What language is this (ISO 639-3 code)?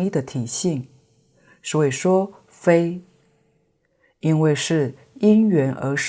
zho